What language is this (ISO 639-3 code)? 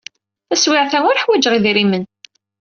kab